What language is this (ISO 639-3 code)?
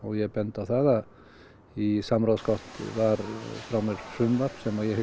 isl